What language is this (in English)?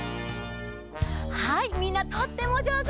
Japanese